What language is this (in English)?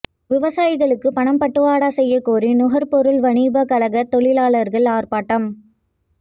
Tamil